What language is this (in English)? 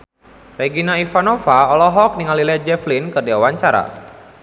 Sundanese